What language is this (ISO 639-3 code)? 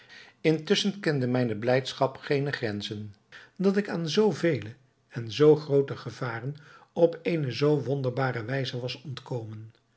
nld